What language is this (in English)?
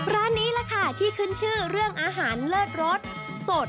Thai